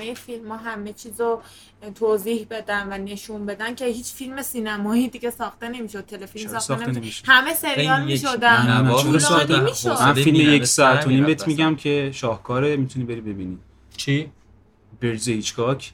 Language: Persian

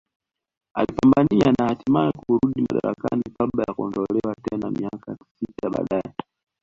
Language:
Swahili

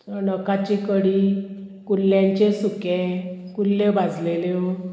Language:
Konkani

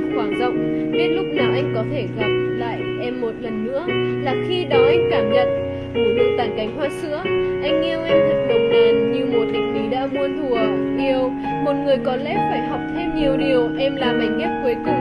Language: Vietnamese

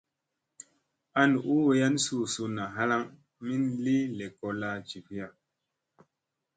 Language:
Musey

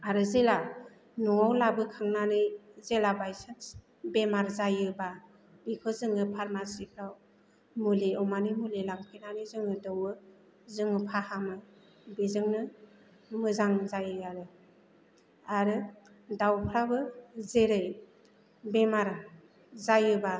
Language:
Bodo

